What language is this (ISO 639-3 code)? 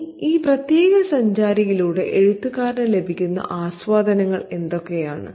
mal